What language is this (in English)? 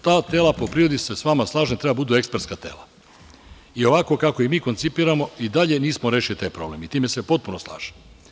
Serbian